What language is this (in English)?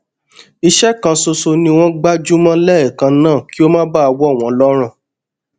Yoruba